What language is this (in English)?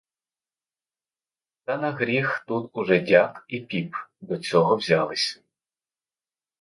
Ukrainian